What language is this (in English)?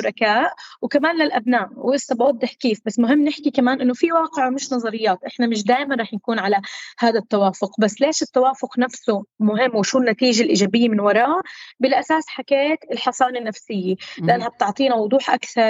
Arabic